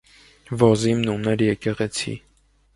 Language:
Armenian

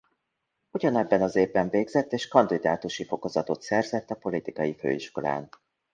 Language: Hungarian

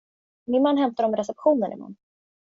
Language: Swedish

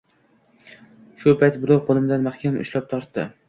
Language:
Uzbek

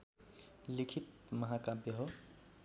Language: Nepali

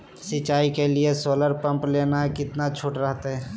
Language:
Magahi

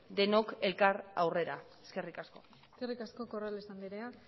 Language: Basque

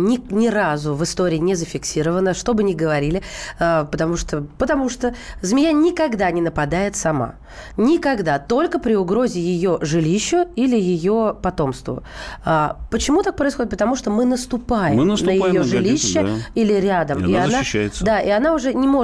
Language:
Russian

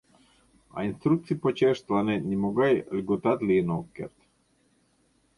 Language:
Mari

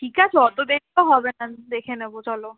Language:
Bangla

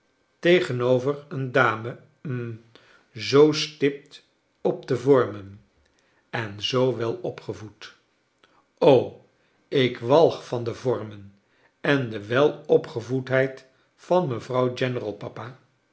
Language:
Dutch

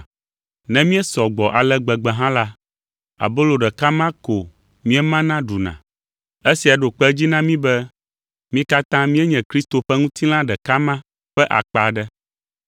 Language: Ewe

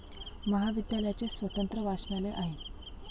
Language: Marathi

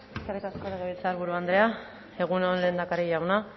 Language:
Basque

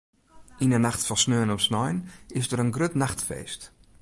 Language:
Western Frisian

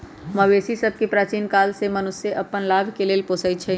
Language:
Magahi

